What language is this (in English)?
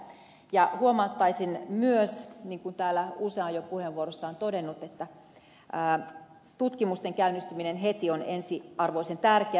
Finnish